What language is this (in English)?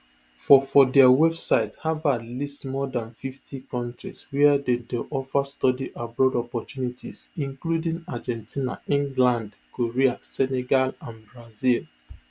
Nigerian Pidgin